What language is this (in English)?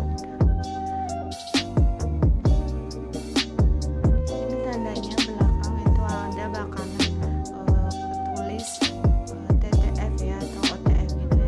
Indonesian